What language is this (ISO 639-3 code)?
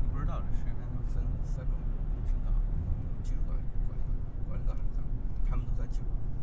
zho